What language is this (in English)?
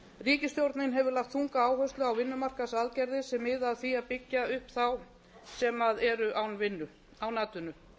Icelandic